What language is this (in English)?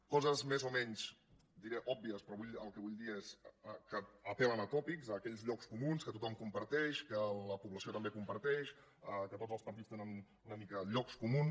Catalan